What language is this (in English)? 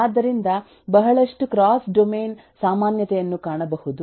Kannada